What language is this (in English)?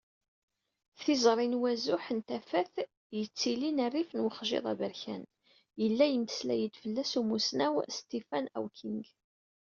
Kabyle